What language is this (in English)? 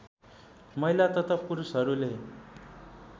Nepali